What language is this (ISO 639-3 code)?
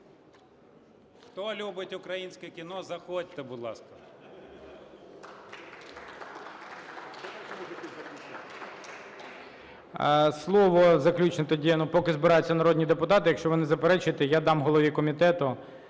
ukr